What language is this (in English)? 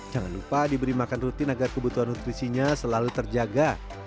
Indonesian